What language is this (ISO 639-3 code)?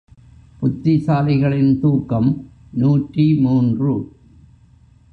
tam